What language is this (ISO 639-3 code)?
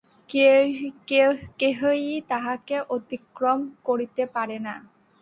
ben